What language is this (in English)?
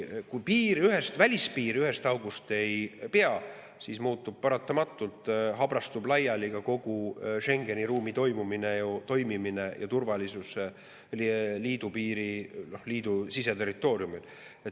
Estonian